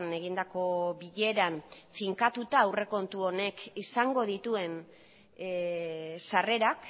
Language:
Basque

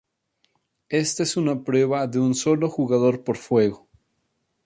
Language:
Spanish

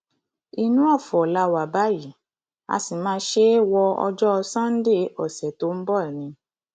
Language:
Yoruba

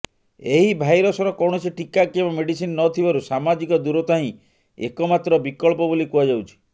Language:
Odia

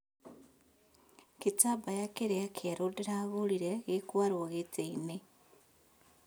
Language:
Kikuyu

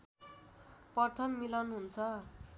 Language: Nepali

